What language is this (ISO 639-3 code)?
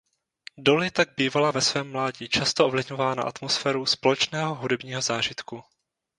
ces